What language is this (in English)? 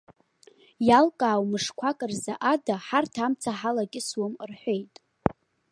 Abkhazian